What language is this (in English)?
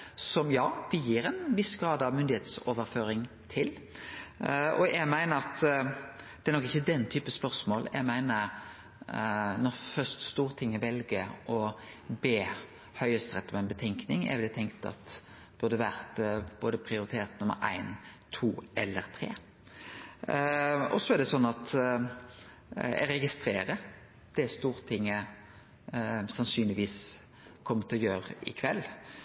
Norwegian Nynorsk